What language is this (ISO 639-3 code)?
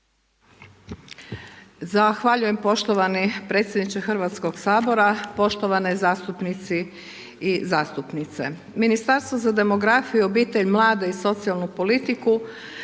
hrv